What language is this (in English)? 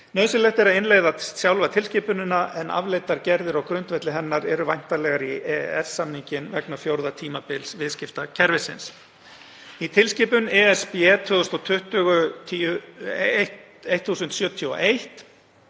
Icelandic